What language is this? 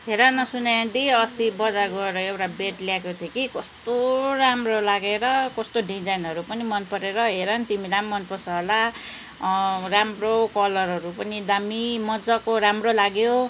Nepali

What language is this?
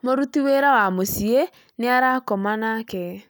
Kikuyu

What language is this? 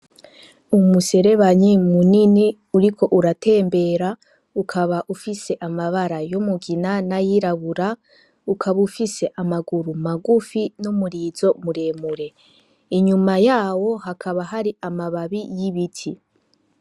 Rundi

